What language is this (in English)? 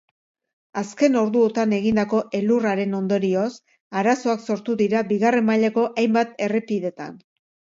Basque